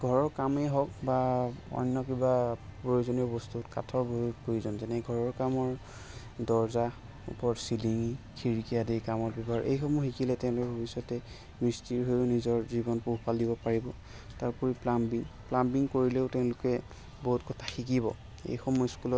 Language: Assamese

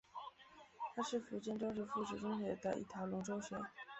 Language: Chinese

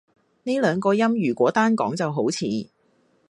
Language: Cantonese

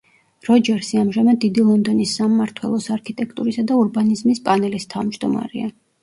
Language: Georgian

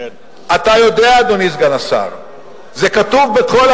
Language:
Hebrew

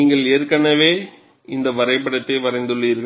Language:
Tamil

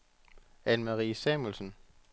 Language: Danish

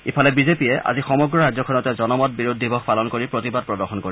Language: Assamese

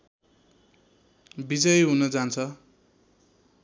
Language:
Nepali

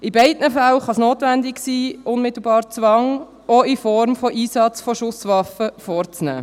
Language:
Swiss German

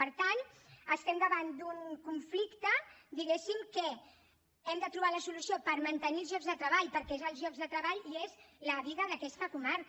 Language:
Catalan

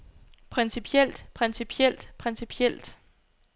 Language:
Danish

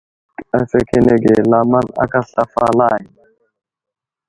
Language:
Wuzlam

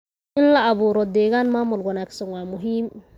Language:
Somali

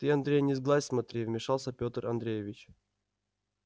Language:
Russian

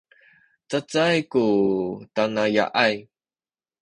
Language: Sakizaya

